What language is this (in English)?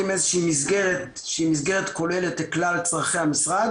Hebrew